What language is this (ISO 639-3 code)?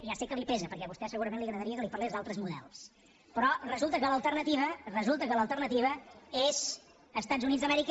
cat